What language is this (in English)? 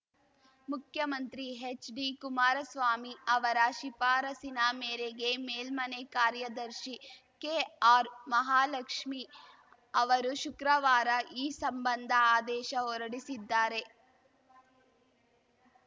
Kannada